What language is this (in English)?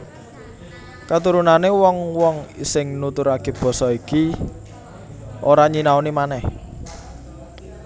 Javanese